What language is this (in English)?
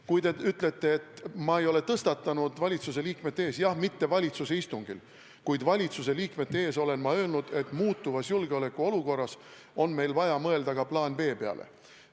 Estonian